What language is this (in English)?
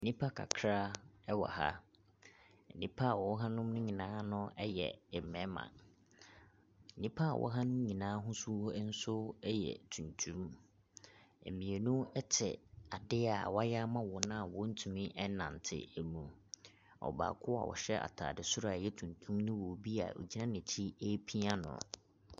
Akan